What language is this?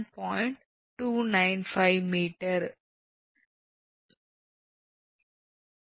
Tamil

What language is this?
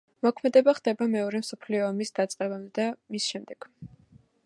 Georgian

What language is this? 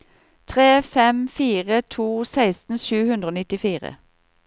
Norwegian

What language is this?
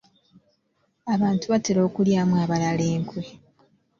Ganda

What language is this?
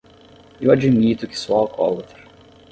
Portuguese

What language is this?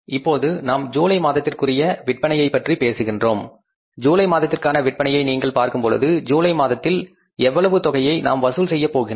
Tamil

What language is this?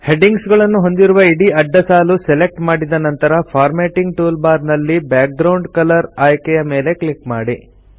Kannada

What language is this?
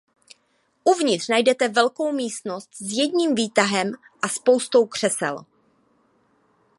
Czech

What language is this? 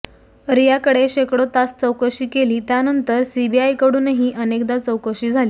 Marathi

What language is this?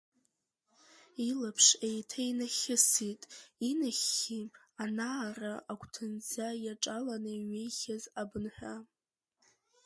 Abkhazian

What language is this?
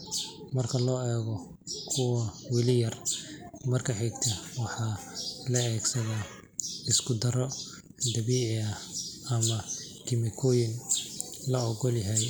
Somali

